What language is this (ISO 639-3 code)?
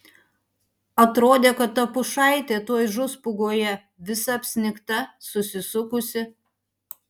lit